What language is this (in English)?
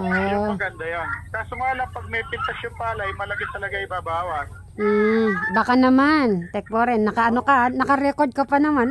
Filipino